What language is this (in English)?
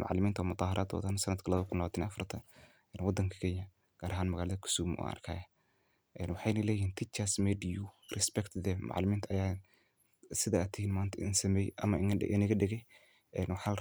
Somali